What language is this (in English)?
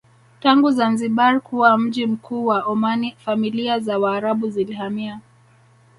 Swahili